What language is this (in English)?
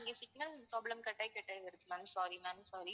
Tamil